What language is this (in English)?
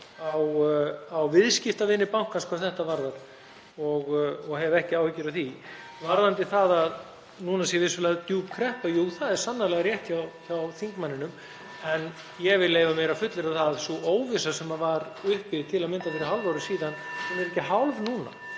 Icelandic